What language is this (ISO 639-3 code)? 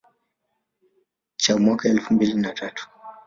swa